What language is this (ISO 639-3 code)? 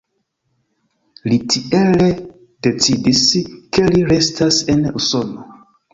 epo